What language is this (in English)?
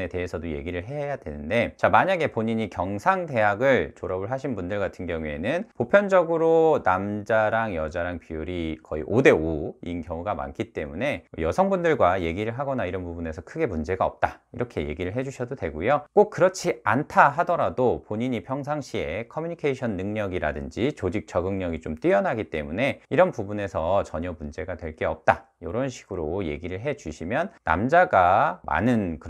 Korean